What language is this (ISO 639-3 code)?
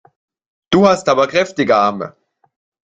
deu